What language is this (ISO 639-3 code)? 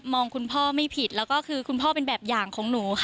tha